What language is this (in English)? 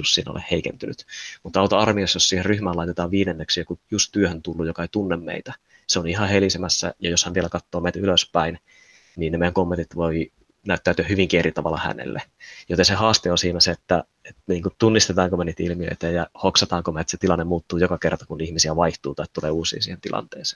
Finnish